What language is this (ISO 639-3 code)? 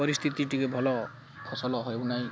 ori